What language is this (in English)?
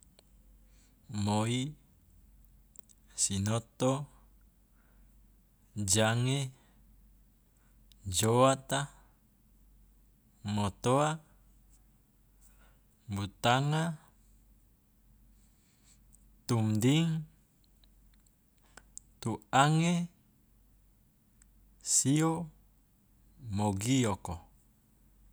Loloda